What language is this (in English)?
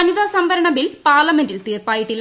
Malayalam